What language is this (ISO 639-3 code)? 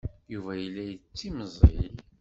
kab